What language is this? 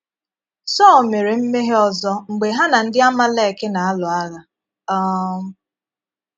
Igbo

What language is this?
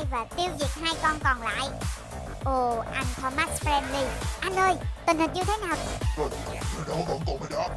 Vietnamese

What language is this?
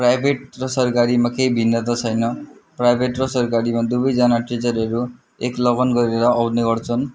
Nepali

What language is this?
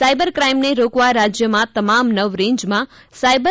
Gujarati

